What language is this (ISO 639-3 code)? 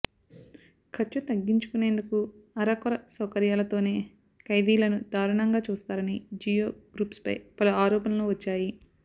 tel